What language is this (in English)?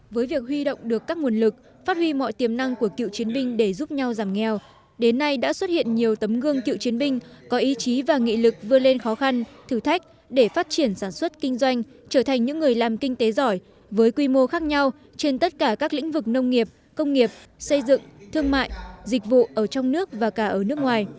Vietnamese